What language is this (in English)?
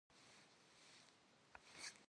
Kabardian